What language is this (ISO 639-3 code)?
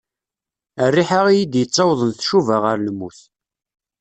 kab